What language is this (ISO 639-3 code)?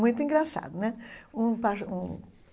por